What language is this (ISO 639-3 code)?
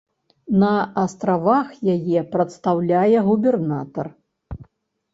bel